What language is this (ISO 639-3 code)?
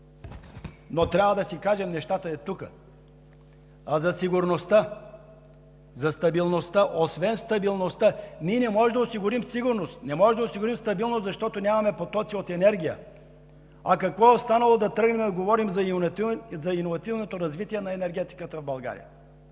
bul